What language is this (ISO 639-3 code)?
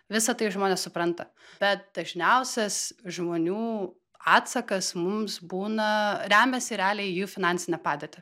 lit